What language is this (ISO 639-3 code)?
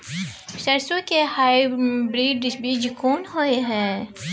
mai